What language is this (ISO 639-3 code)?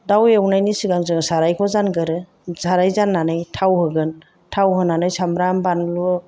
brx